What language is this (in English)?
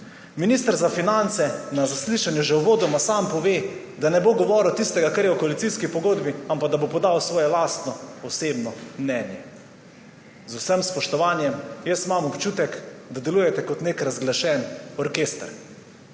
Slovenian